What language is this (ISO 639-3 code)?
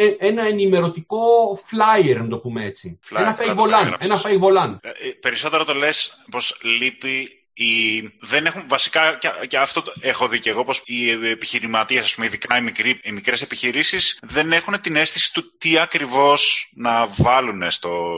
ell